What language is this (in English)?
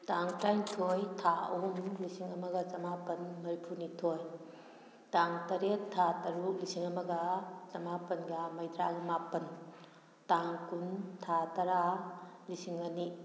Manipuri